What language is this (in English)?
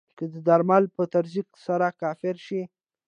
Pashto